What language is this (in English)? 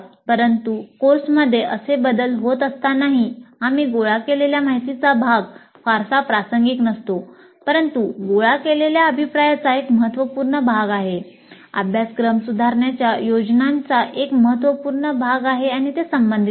Marathi